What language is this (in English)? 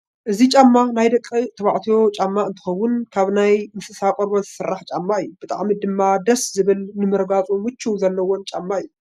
Tigrinya